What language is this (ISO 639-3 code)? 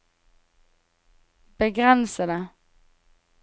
nor